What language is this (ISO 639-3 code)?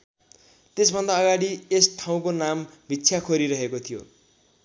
nep